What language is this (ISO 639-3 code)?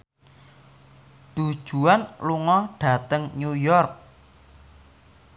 jav